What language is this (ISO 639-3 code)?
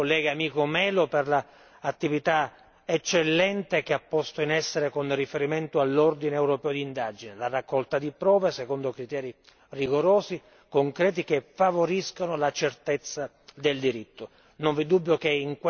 ita